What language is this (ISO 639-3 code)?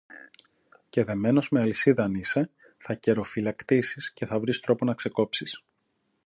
ell